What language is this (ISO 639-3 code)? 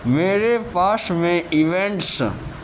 urd